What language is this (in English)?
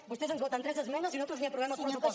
Catalan